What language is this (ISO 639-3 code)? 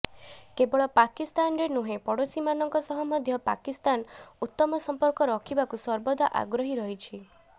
ori